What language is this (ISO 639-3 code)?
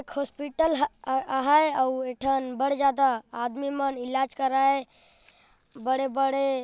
sck